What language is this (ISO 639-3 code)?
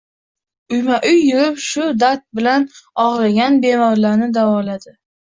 uzb